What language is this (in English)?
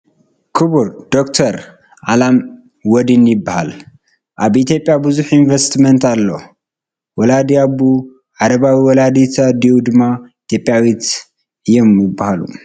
Tigrinya